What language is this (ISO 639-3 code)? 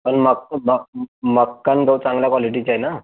mar